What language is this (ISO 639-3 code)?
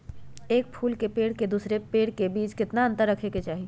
mag